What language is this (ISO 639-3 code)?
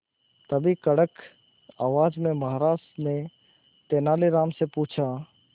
hin